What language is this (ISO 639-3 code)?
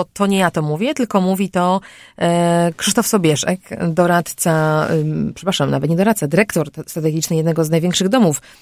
pol